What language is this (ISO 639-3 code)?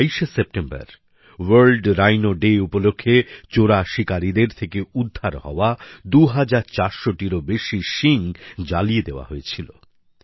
ben